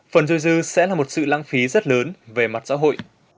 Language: Vietnamese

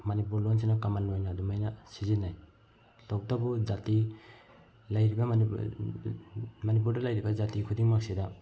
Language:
Manipuri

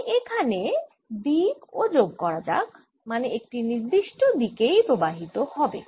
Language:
Bangla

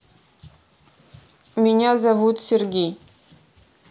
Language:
Russian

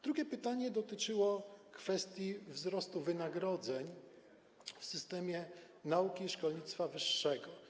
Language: Polish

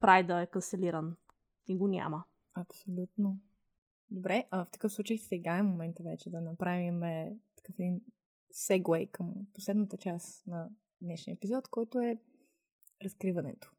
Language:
Bulgarian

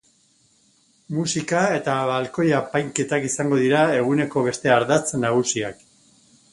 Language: Basque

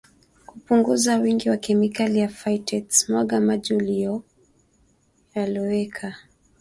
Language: Swahili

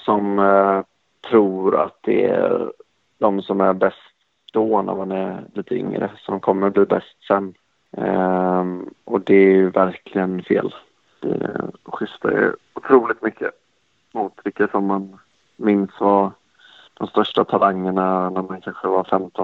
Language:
Swedish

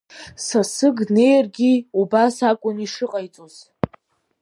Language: Abkhazian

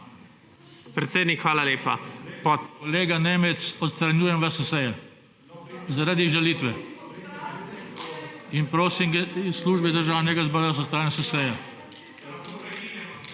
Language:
Slovenian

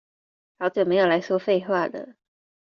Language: Chinese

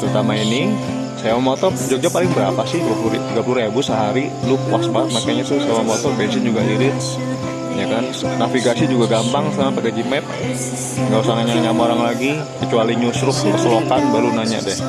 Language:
Indonesian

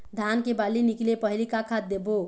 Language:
Chhattisgarhi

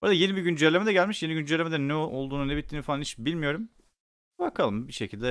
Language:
Turkish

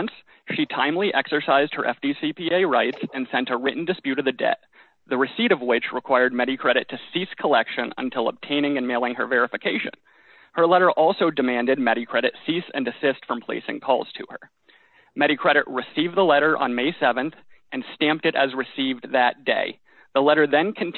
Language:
English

